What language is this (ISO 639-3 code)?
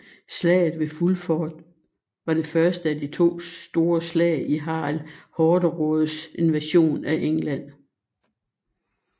dan